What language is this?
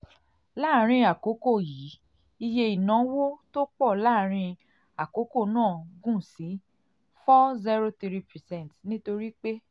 Yoruba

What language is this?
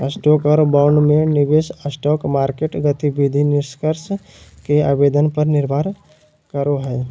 Magahi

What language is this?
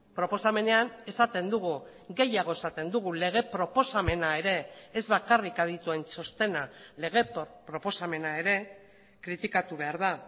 Basque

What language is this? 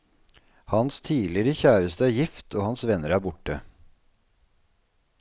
Norwegian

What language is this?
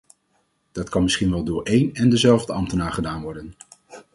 Dutch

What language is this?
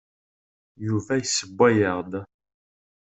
Kabyle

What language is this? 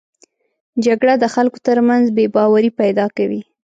Pashto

